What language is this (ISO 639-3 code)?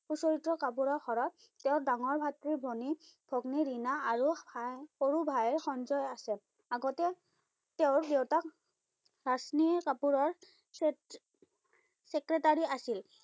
asm